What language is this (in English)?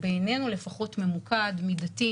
Hebrew